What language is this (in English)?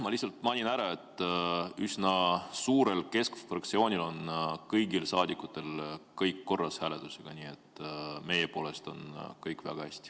Estonian